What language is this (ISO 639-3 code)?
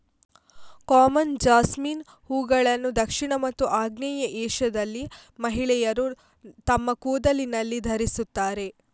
kan